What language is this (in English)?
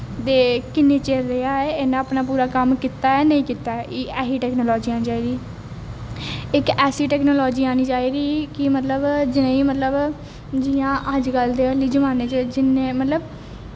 Dogri